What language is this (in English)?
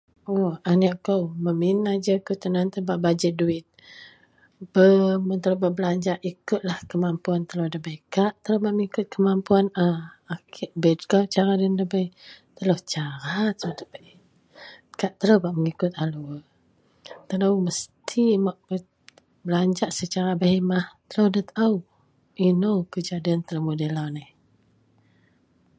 Central Melanau